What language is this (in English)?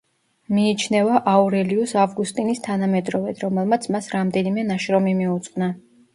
Georgian